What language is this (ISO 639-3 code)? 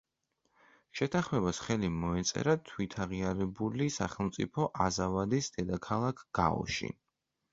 kat